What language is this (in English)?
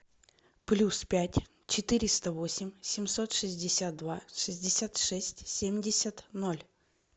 Russian